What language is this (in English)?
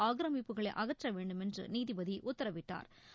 Tamil